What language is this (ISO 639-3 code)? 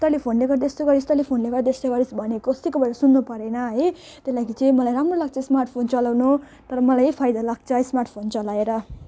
nep